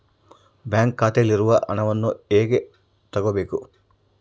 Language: Kannada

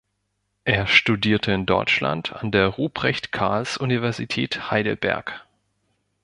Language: German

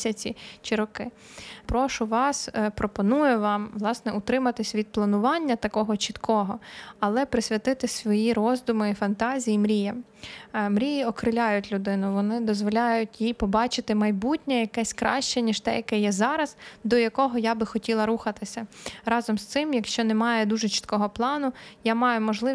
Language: Ukrainian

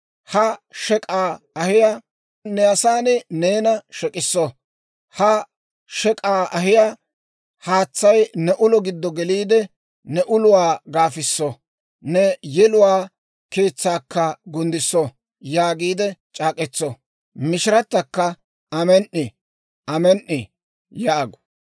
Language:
Dawro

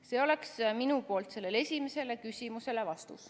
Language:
Estonian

